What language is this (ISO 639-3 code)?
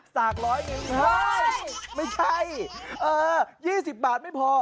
tha